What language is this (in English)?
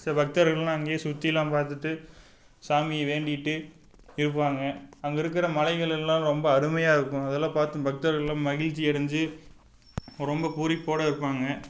Tamil